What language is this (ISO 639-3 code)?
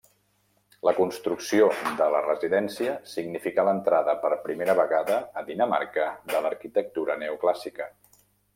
cat